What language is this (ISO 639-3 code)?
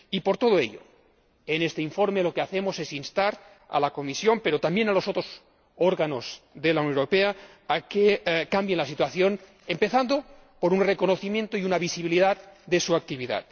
spa